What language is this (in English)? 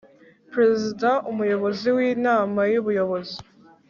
Kinyarwanda